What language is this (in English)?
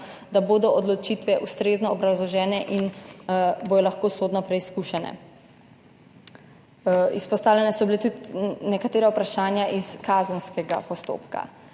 Slovenian